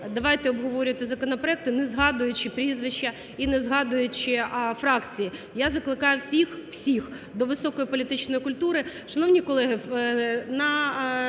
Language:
Ukrainian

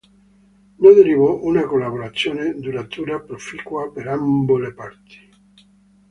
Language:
Italian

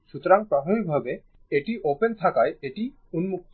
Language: Bangla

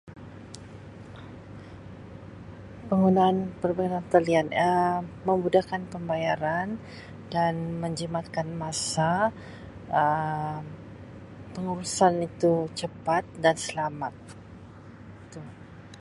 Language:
Sabah Malay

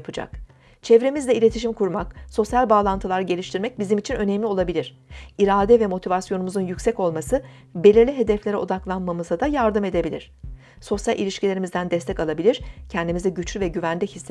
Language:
Turkish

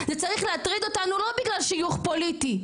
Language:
Hebrew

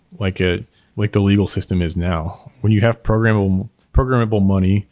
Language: English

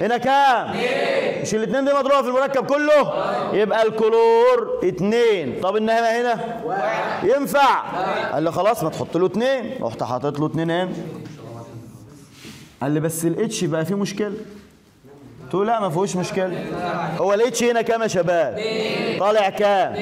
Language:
Arabic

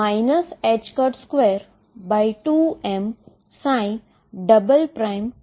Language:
Gujarati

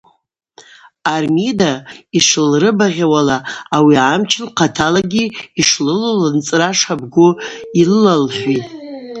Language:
Abaza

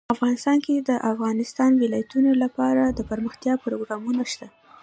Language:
Pashto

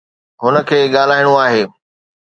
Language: Sindhi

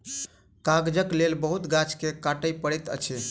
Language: Maithili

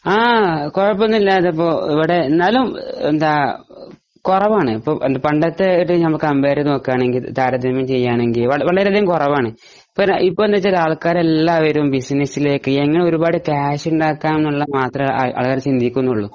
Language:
Malayalam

